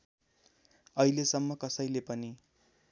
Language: Nepali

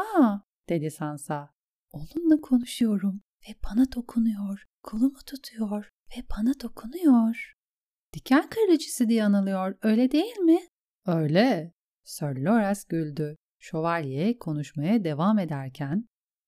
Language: Turkish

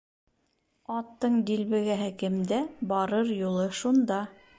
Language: Bashkir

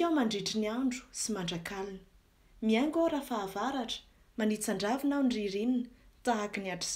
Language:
Romanian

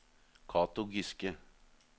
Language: Norwegian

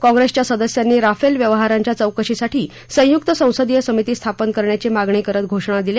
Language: Marathi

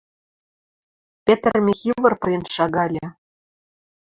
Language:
Western Mari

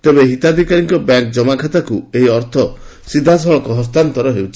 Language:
Odia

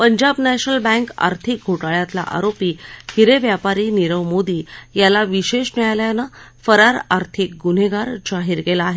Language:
Marathi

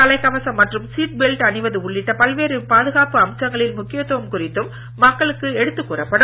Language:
Tamil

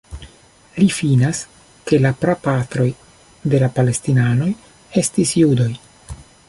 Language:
Esperanto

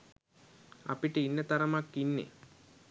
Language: Sinhala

